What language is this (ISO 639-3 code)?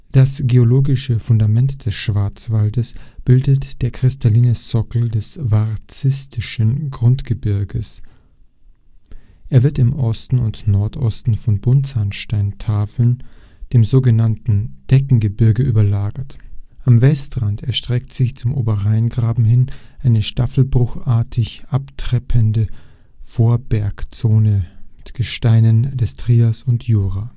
deu